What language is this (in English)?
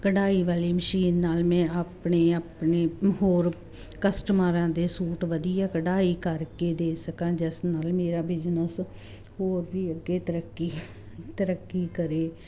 Punjabi